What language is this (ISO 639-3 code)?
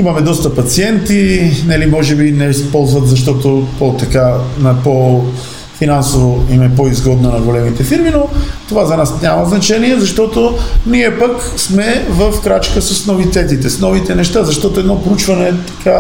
bul